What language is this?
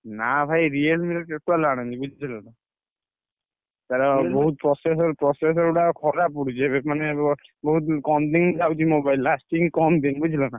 Odia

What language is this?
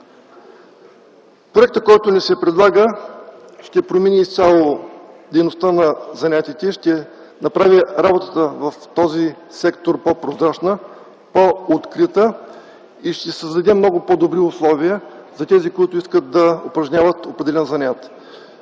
Bulgarian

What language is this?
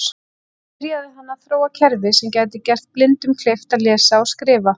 Icelandic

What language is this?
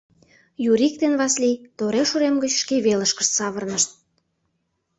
Mari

